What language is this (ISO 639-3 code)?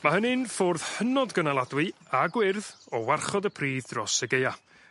cym